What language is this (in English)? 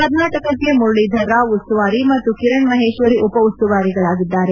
Kannada